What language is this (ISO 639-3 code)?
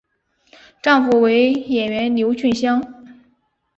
zho